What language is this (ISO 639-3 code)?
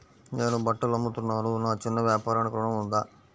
tel